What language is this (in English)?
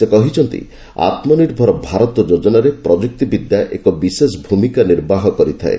Odia